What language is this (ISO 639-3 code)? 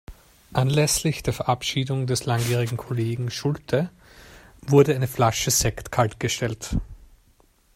deu